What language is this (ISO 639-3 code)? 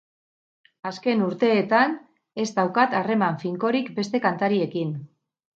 eus